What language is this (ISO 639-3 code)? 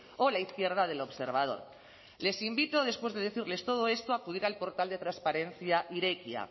spa